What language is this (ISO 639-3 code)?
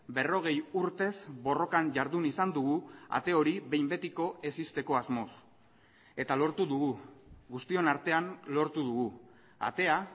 eus